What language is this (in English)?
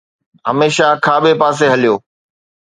Sindhi